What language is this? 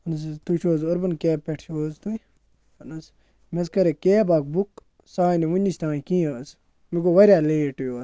Kashmiri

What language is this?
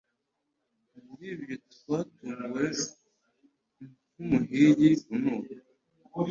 Kinyarwanda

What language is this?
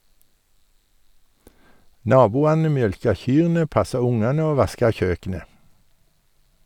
Norwegian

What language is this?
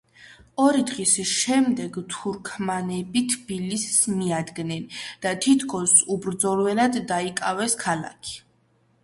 Georgian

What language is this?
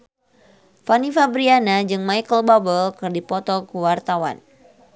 Sundanese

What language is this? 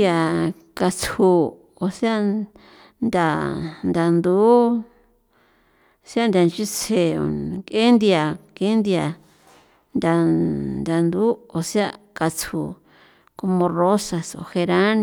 San Felipe Otlaltepec Popoloca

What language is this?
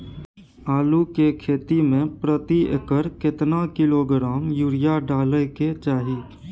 Maithili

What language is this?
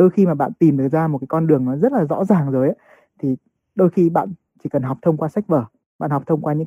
Vietnamese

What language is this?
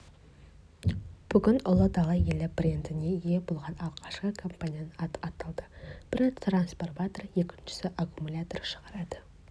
Kazakh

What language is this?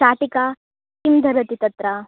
Sanskrit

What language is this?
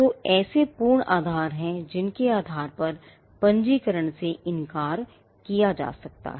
Hindi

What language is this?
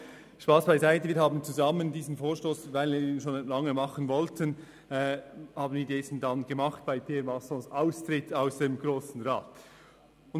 Swiss German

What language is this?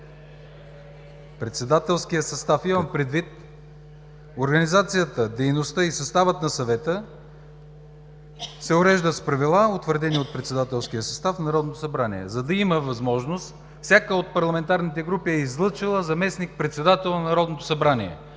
Bulgarian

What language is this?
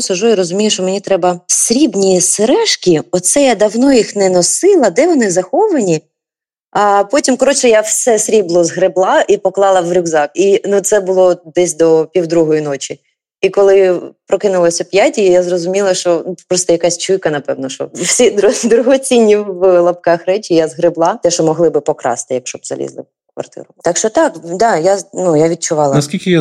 Ukrainian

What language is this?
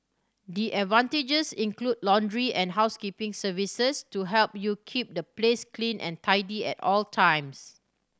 English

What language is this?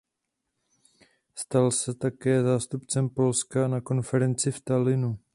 Czech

